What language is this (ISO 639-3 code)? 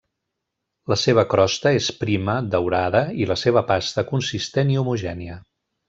cat